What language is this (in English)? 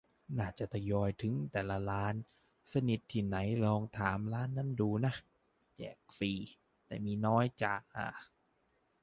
Thai